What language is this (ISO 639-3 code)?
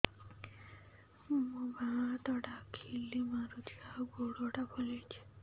ori